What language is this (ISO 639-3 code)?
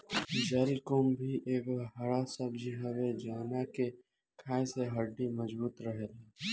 bho